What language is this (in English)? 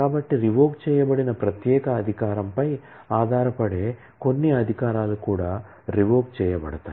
Telugu